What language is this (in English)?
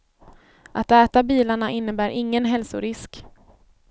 Swedish